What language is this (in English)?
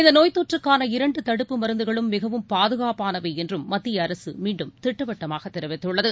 Tamil